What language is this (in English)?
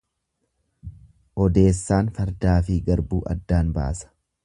Oromo